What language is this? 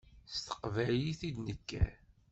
Kabyle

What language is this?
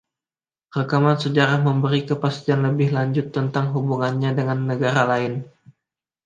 Indonesian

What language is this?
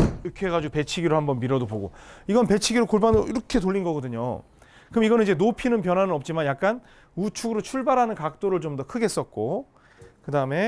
Korean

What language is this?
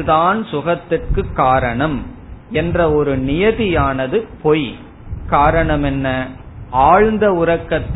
Tamil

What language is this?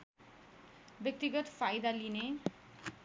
Nepali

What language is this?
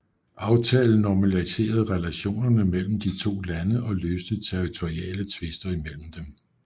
Danish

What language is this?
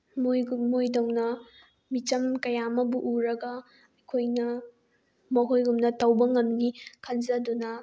Manipuri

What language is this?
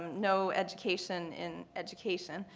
English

